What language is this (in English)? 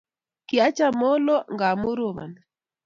Kalenjin